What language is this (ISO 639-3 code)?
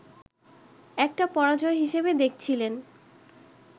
ben